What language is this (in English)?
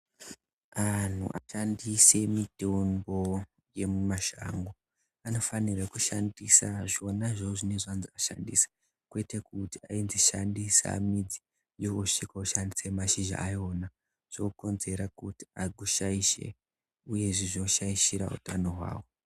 Ndau